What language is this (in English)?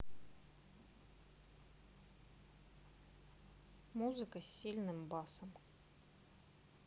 Russian